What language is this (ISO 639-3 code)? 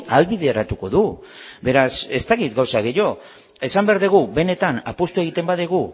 eus